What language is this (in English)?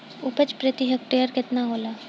Bhojpuri